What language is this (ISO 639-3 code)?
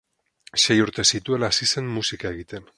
eus